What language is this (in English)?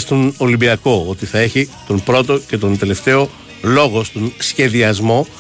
Greek